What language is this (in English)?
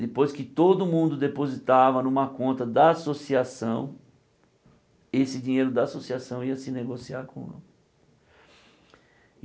Portuguese